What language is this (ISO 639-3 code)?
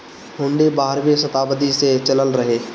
bho